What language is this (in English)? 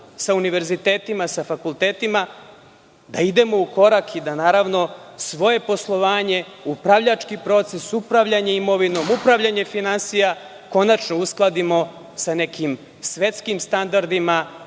Serbian